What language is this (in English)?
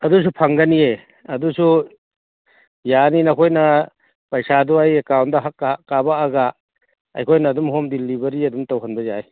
Manipuri